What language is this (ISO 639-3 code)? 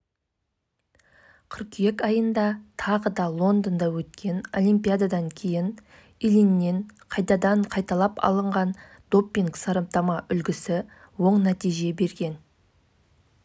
kaz